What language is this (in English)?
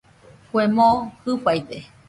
Nüpode Huitoto